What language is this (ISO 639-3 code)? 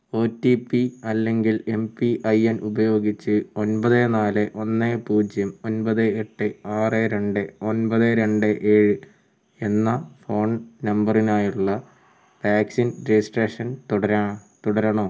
mal